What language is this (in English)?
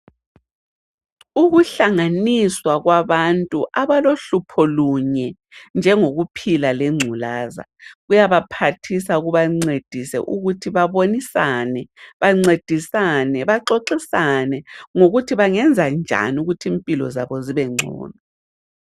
North Ndebele